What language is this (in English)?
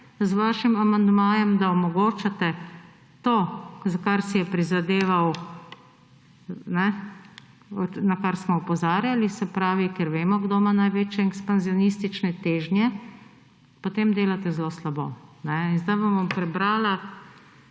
Slovenian